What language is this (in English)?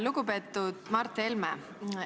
Estonian